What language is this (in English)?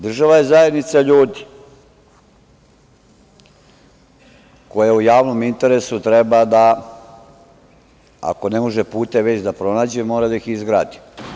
Serbian